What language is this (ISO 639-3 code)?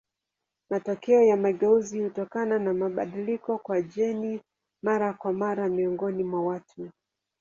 swa